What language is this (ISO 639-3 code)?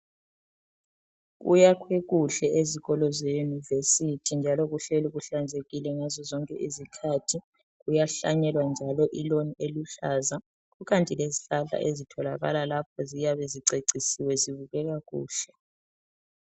nde